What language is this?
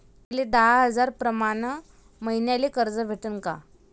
Marathi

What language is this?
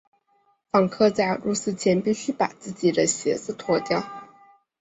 Chinese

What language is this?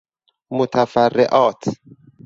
Persian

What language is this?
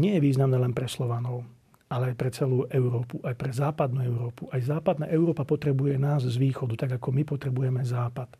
Slovak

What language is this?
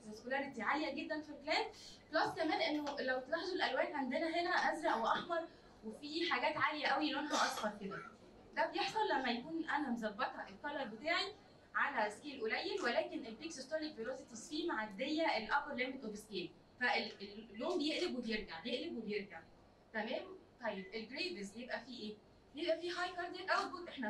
Arabic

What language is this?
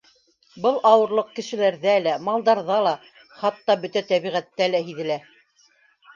Bashkir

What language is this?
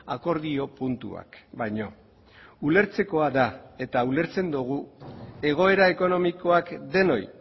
Basque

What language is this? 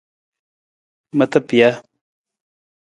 Nawdm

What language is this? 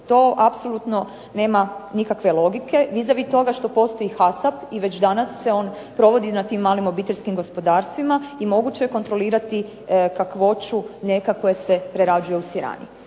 Croatian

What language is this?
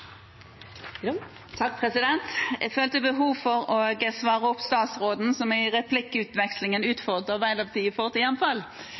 Norwegian Bokmål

